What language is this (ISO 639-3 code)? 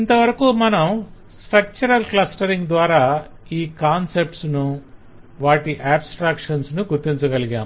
tel